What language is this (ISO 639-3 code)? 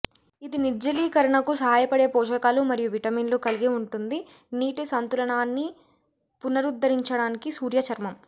tel